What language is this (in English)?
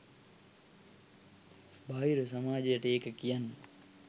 Sinhala